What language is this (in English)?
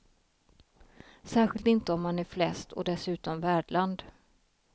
Swedish